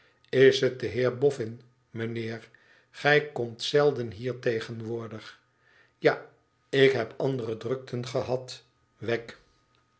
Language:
Dutch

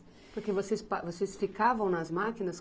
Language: Portuguese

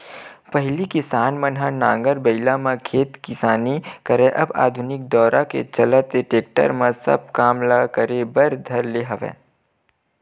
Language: Chhattisgarhi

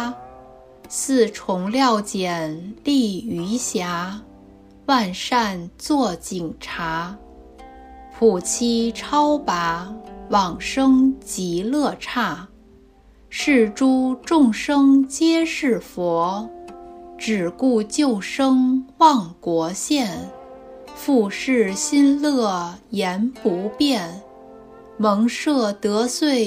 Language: Chinese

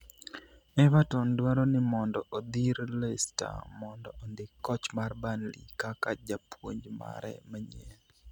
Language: Luo (Kenya and Tanzania)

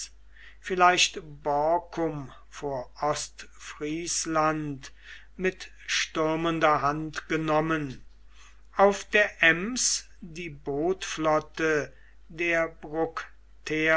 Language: German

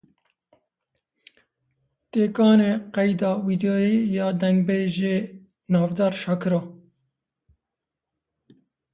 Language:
Kurdish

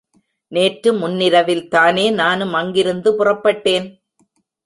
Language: Tamil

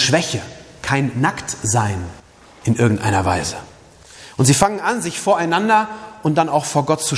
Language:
German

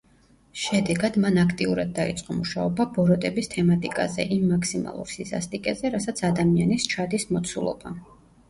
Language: Georgian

